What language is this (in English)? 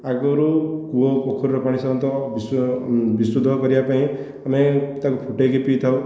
Odia